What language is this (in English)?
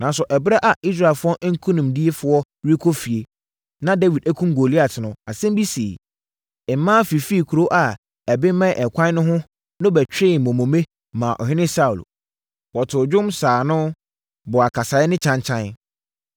Akan